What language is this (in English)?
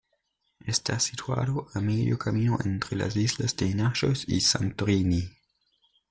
Spanish